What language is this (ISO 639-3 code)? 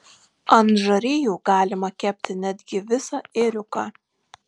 lit